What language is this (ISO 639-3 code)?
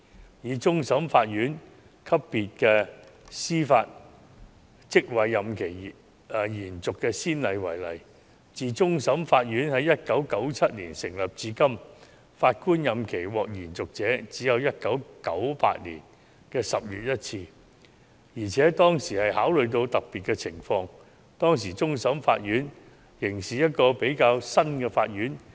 yue